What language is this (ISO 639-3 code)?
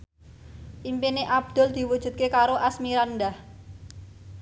jav